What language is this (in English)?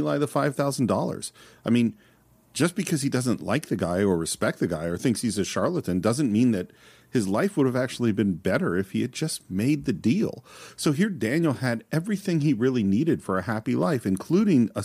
English